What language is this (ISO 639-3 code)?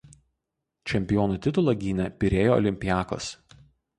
lit